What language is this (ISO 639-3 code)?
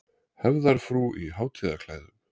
isl